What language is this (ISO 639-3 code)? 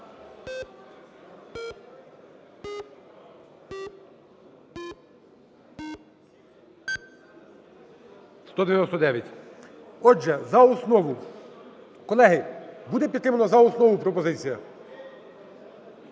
ukr